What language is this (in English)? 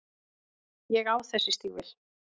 Icelandic